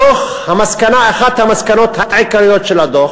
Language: Hebrew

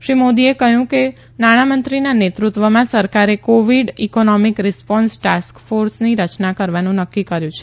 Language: Gujarati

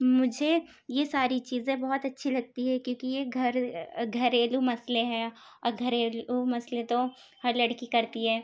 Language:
Urdu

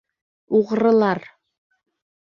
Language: Bashkir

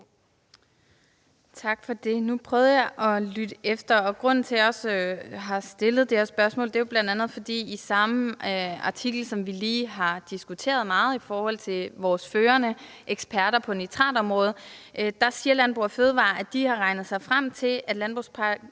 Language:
Danish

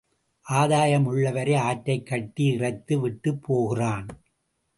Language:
Tamil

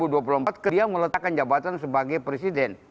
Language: Indonesian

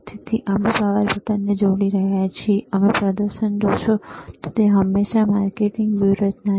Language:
Gujarati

